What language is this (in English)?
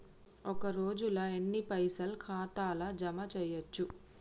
Telugu